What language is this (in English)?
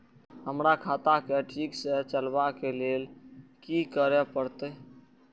Maithili